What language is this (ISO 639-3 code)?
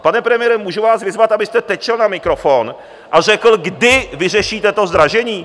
ces